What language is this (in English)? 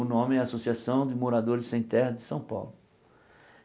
Portuguese